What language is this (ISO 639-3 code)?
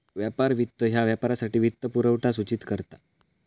mar